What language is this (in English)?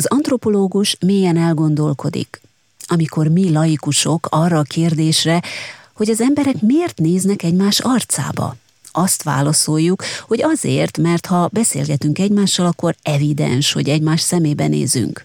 Hungarian